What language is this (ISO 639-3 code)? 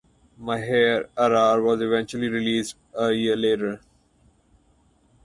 eng